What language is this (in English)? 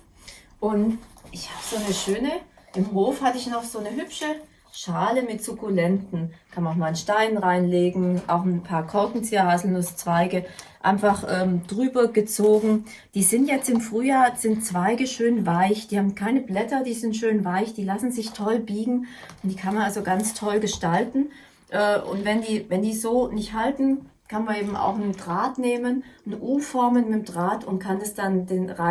German